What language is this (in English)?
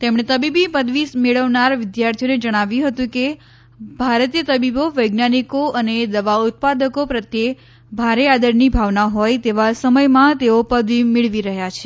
Gujarati